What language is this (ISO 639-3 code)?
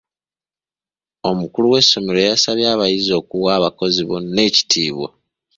lug